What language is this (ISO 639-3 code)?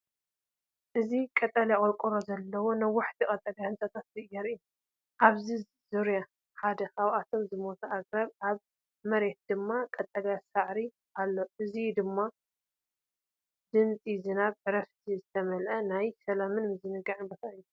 tir